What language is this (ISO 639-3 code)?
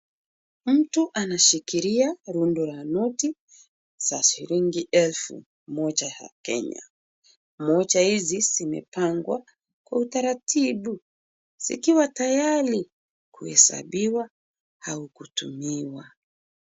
swa